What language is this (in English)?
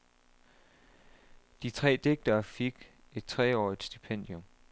Danish